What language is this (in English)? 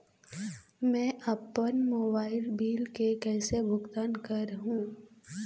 Chhattisgarhi